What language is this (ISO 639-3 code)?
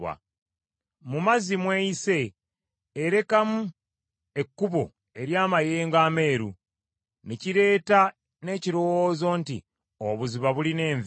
lug